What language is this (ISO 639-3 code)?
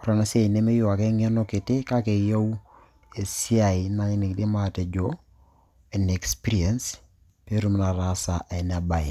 mas